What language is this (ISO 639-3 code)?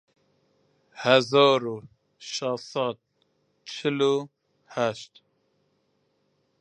ckb